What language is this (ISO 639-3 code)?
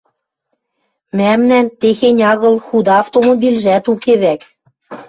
mrj